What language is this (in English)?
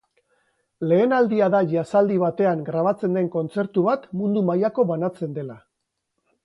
Basque